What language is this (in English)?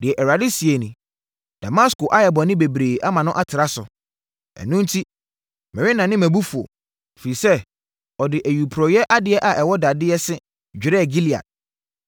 Akan